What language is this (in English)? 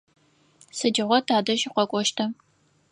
Adyghe